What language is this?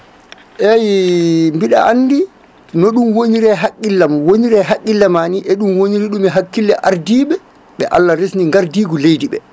Fula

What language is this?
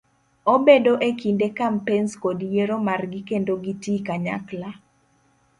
Luo (Kenya and Tanzania)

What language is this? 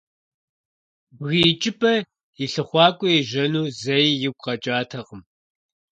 Kabardian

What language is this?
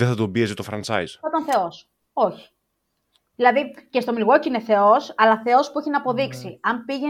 Greek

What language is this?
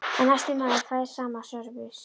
Icelandic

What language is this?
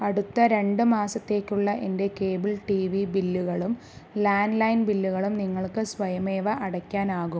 Malayalam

